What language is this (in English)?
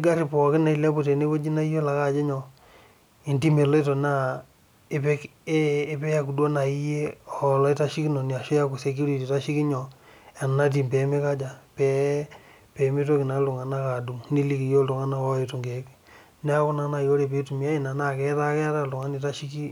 Masai